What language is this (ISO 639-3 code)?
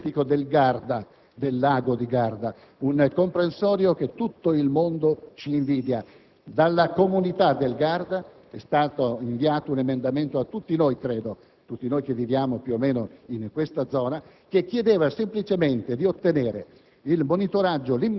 ita